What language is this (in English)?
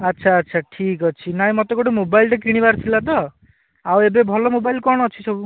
Odia